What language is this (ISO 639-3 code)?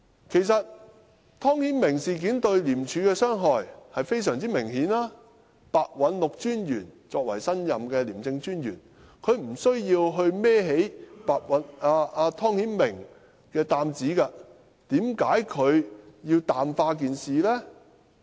yue